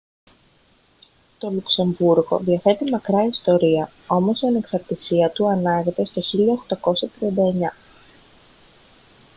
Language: Greek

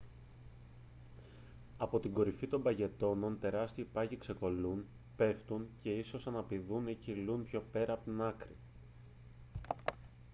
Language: Greek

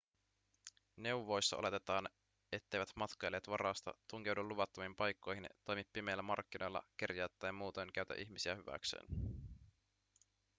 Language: Finnish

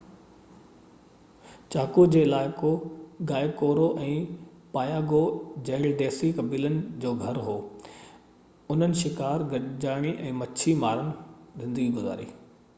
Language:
Sindhi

